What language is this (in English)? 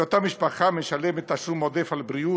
Hebrew